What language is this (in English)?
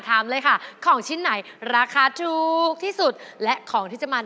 Thai